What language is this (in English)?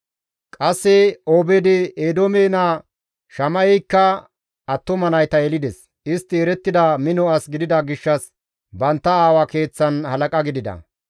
Gamo